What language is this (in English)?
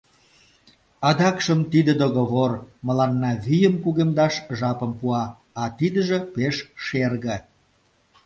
Mari